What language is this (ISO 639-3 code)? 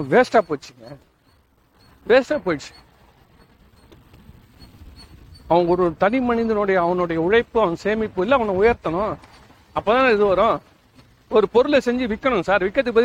tam